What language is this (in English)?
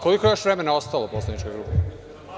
Serbian